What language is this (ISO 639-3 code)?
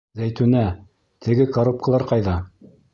bak